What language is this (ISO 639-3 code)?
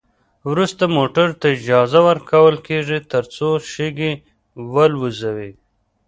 pus